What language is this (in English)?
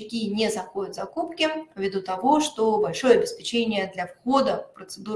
Russian